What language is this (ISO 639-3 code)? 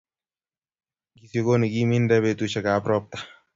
kln